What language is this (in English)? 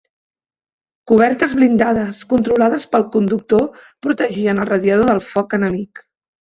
Catalan